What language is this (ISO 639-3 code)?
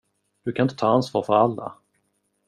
swe